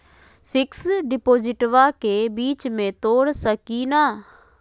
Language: Magahi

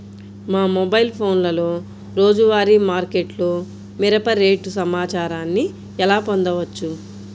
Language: Telugu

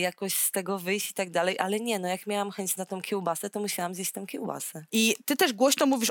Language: Polish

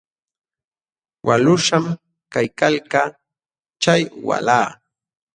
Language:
Jauja Wanca Quechua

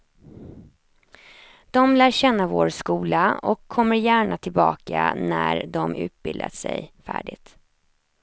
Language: Swedish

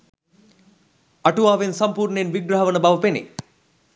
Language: Sinhala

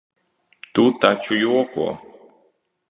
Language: Latvian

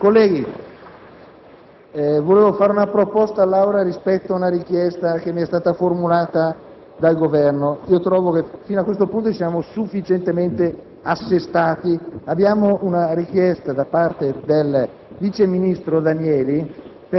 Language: Italian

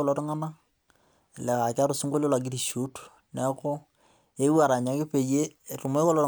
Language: Masai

